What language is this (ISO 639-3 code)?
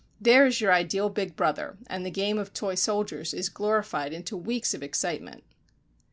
eng